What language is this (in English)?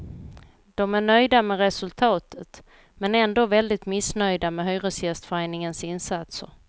Swedish